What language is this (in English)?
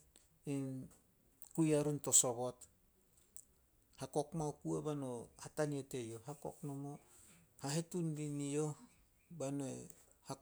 Solos